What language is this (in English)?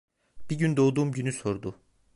Turkish